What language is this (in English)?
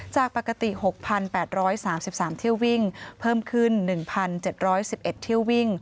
Thai